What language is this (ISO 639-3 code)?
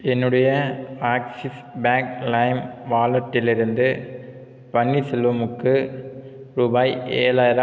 tam